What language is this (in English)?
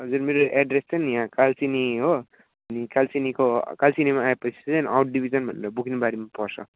Nepali